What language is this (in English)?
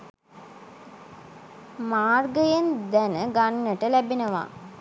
Sinhala